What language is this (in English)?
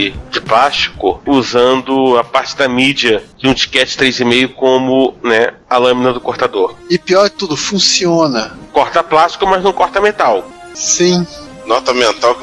Portuguese